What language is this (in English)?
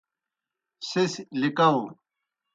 Kohistani Shina